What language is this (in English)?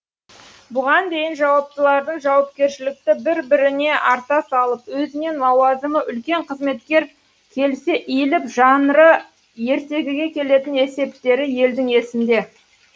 Kazakh